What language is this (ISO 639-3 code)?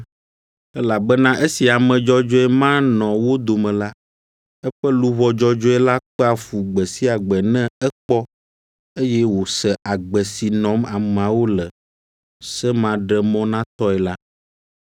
ewe